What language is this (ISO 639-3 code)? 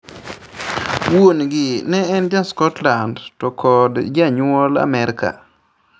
luo